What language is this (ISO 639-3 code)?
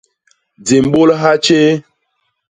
bas